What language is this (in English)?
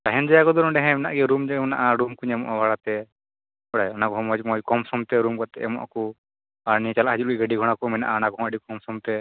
Santali